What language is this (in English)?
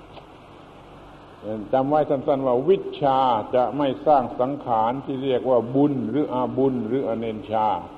Thai